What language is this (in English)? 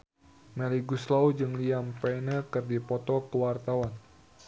Sundanese